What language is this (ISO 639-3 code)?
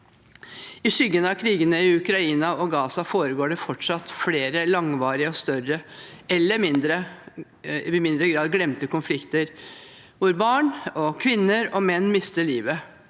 nor